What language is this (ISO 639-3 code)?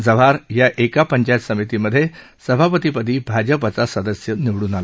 mar